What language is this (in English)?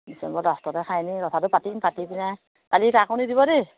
Assamese